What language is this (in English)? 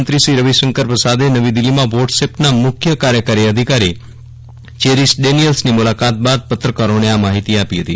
Gujarati